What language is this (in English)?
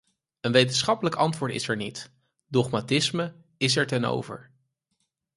Dutch